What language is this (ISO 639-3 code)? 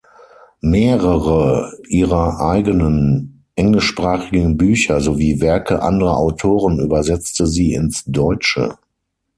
deu